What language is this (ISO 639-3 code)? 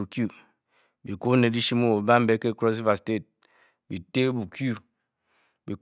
bky